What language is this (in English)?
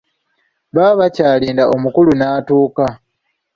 Ganda